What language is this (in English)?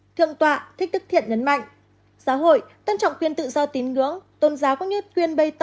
Vietnamese